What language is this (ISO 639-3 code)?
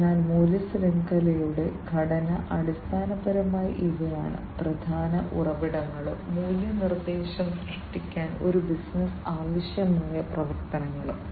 mal